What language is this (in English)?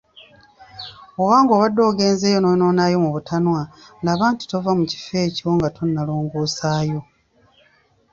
Ganda